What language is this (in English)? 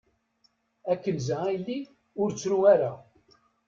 Kabyle